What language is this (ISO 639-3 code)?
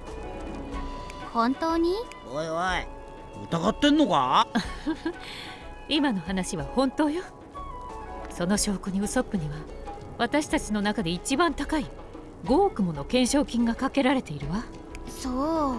jpn